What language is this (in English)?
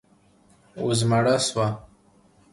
Pashto